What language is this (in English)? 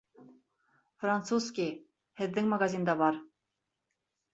Bashkir